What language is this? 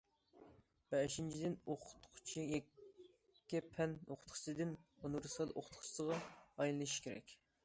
Uyghur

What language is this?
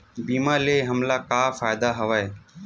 Chhattisgarhi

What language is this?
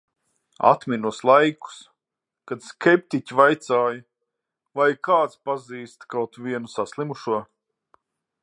Latvian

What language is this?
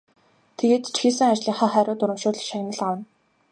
Mongolian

